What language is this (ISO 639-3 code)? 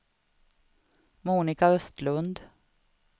swe